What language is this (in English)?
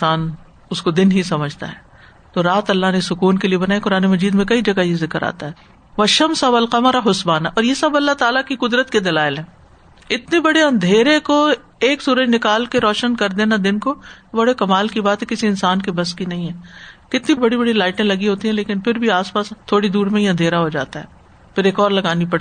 Urdu